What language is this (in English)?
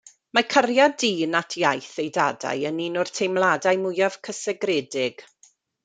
Welsh